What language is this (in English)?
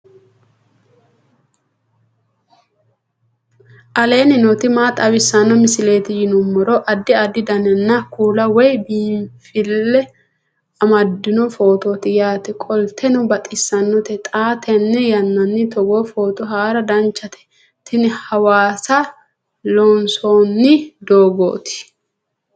Sidamo